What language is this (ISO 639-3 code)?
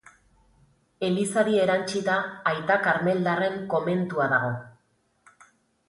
eus